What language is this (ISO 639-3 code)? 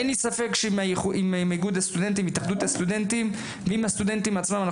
heb